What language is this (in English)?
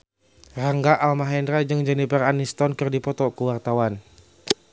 Sundanese